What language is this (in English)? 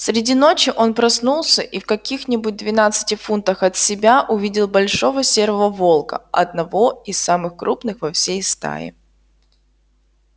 Russian